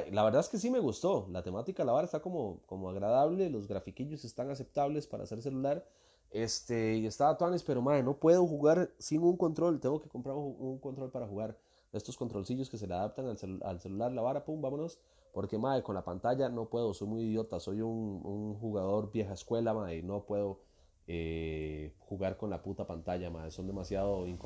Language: Spanish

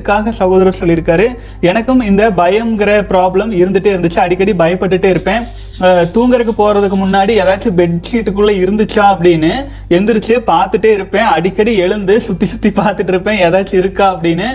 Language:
Tamil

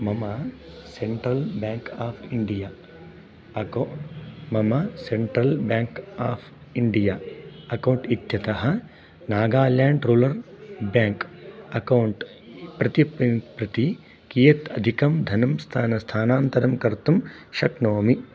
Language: Sanskrit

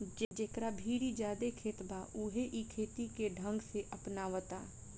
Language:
Bhojpuri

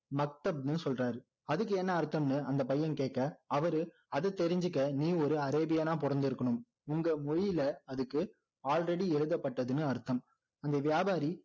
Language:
Tamil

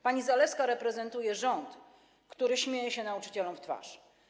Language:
Polish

